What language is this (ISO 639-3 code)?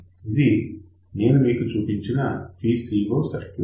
tel